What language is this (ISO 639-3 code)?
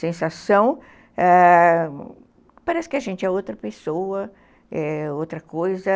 por